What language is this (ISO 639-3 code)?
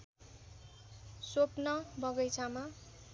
nep